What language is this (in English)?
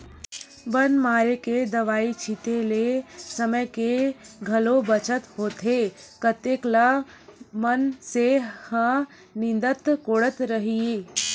Chhattisgarhi